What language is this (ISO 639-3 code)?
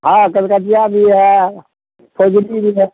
mai